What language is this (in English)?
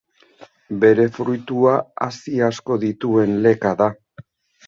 Basque